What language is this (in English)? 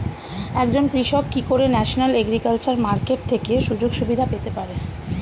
Bangla